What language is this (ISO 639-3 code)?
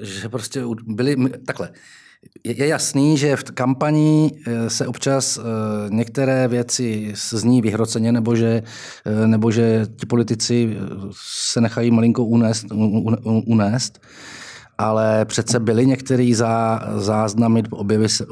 ces